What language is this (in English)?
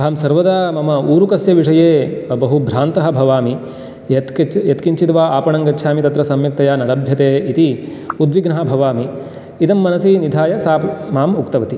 Sanskrit